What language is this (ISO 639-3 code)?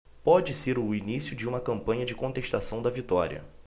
por